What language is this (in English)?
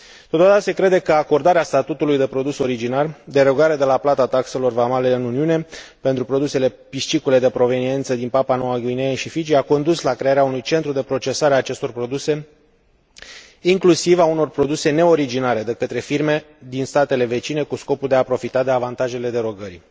Romanian